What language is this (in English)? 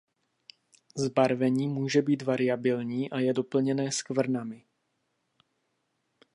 Czech